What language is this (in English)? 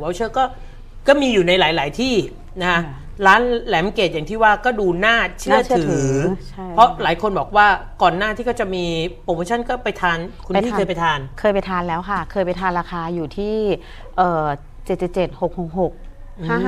Thai